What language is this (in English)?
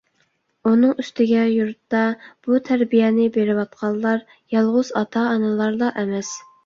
Uyghur